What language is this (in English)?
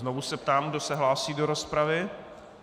Czech